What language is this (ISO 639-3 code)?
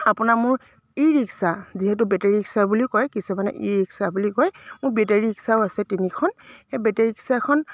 asm